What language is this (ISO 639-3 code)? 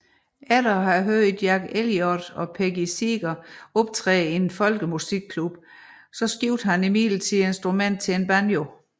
dan